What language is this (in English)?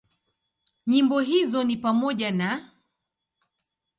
Swahili